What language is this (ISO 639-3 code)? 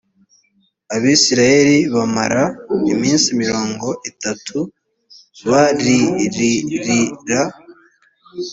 kin